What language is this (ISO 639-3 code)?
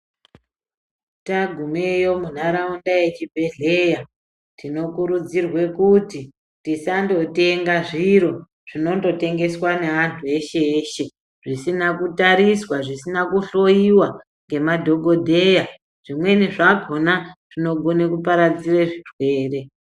ndc